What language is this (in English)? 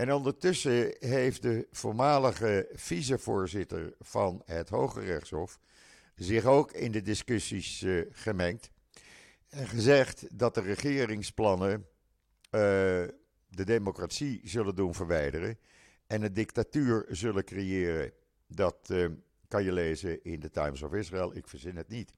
Dutch